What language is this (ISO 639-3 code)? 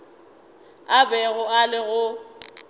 nso